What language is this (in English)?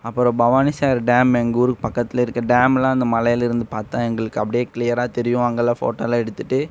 Tamil